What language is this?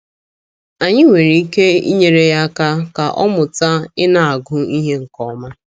Igbo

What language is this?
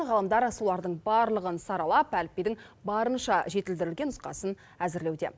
Kazakh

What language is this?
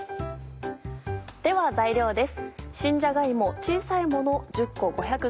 Japanese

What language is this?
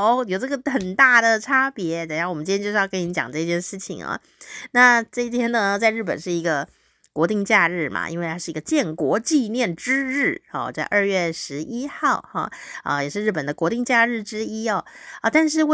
Chinese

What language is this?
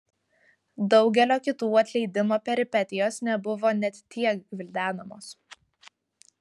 Lithuanian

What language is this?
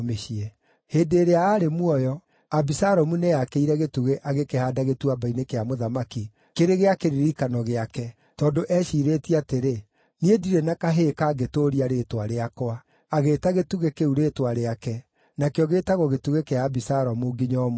Kikuyu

